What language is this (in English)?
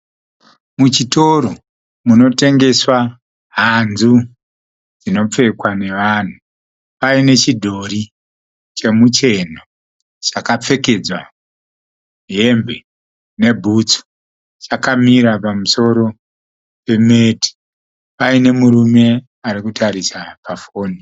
Shona